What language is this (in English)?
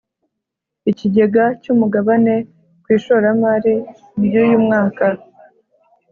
Kinyarwanda